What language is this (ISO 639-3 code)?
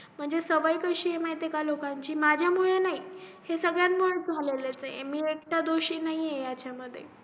mar